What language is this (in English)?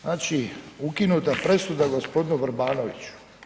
Croatian